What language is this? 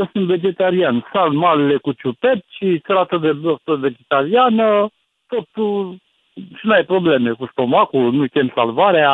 Romanian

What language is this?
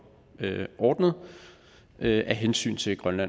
Danish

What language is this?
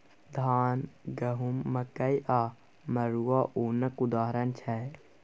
Maithili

